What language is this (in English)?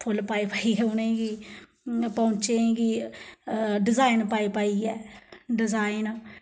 Dogri